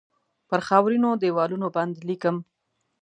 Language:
Pashto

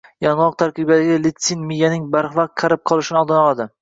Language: Uzbek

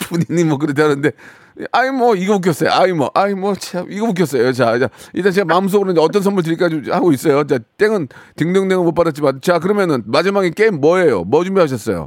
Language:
Korean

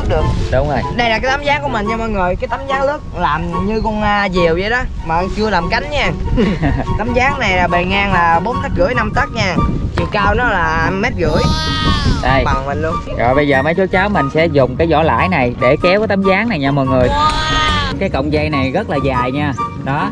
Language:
Vietnamese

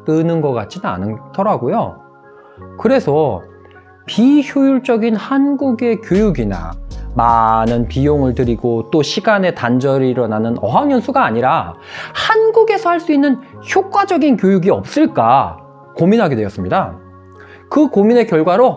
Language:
Korean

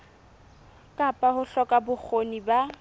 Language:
Southern Sotho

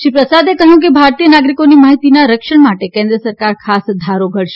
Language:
Gujarati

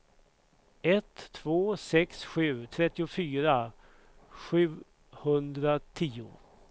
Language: Swedish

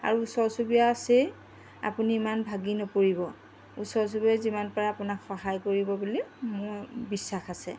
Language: Assamese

